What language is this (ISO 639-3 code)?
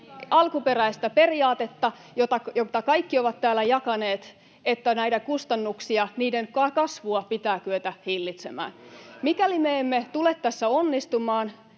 fin